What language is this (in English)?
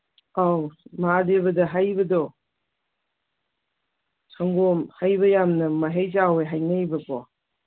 Manipuri